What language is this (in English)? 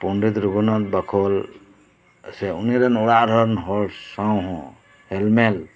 Santali